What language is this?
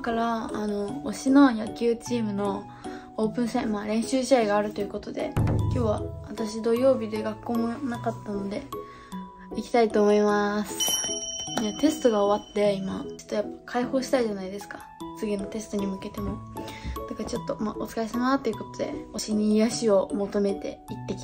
Japanese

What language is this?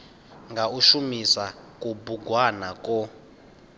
Venda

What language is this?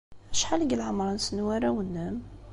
Kabyle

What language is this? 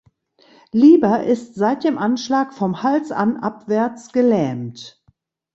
German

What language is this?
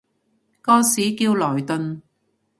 Cantonese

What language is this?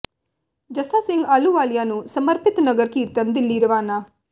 Punjabi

